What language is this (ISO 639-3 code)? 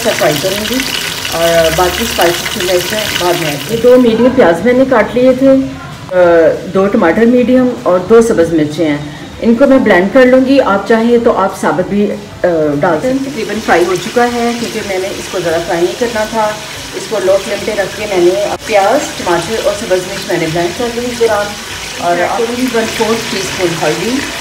hin